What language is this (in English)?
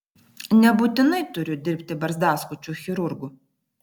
Lithuanian